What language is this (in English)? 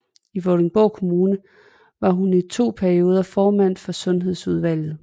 Danish